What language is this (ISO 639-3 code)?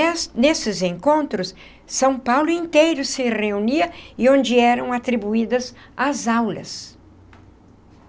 por